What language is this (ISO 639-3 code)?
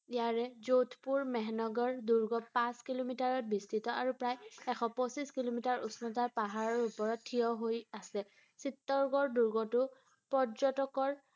asm